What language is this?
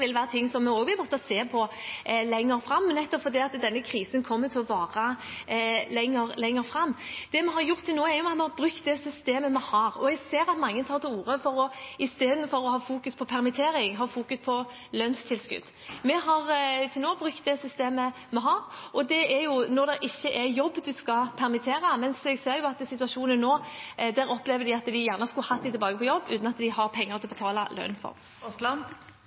Norwegian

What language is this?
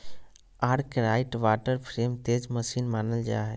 Magahi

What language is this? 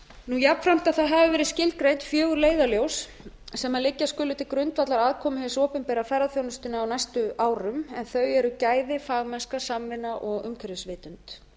Icelandic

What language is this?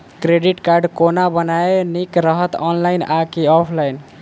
Maithili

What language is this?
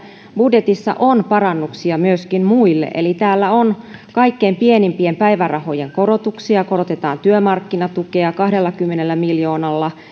Finnish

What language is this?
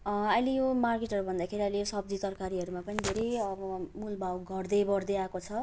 Nepali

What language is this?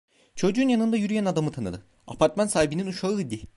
Turkish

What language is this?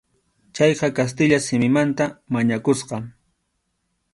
Arequipa-La Unión Quechua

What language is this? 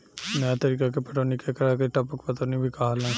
Bhojpuri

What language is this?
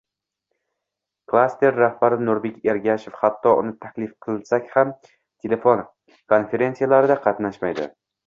Uzbek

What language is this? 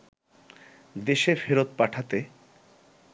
Bangla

